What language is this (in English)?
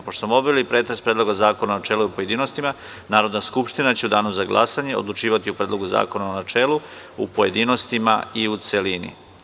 Serbian